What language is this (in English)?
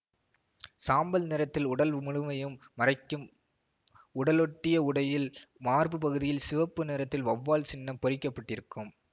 Tamil